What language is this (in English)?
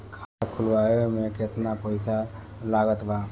Bhojpuri